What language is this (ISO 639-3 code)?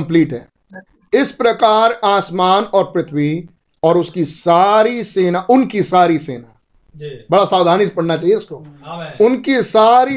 hin